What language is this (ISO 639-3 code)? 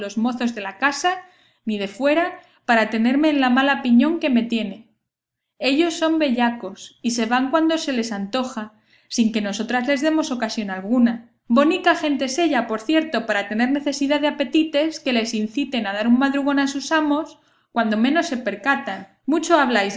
spa